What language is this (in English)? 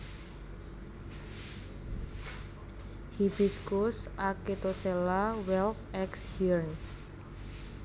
Javanese